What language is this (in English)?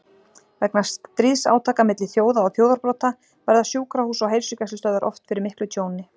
Icelandic